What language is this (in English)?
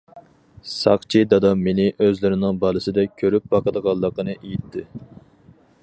Uyghur